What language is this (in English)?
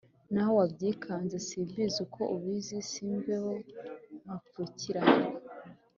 Kinyarwanda